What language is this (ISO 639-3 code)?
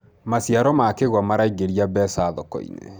kik